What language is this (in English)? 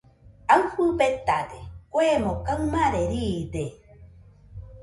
Nüpode Huitoto